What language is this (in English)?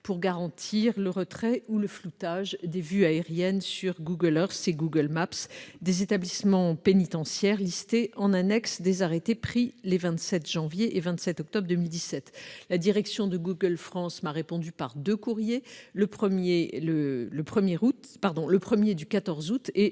French